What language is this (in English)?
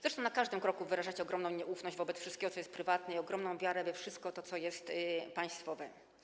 Polish